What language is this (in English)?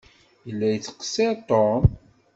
Kabyle